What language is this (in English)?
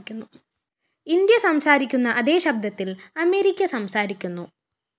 Malayalam